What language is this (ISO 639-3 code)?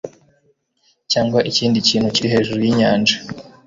kin